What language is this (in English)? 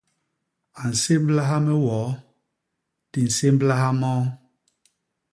Basaa